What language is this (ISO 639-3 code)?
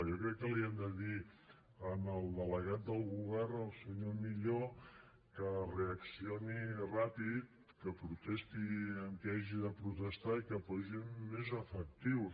cat